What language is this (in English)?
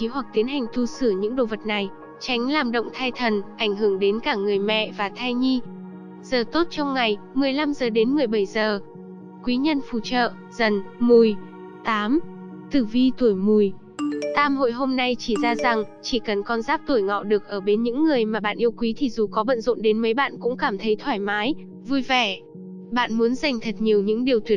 Vietnamese